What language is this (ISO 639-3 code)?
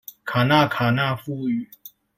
zho